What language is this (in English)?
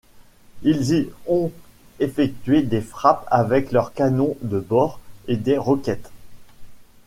French